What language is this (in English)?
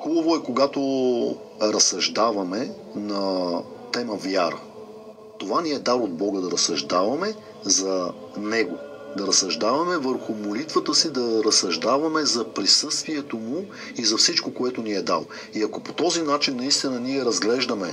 Bulgarian